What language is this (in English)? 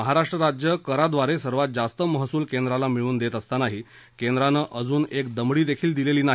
Marathi